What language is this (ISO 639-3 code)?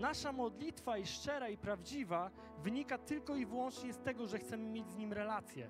pol